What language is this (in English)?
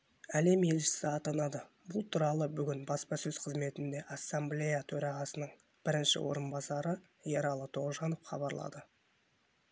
Kazakh